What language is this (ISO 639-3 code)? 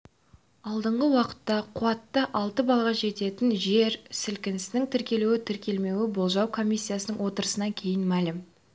kaz